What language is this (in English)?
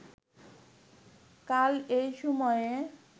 Bangla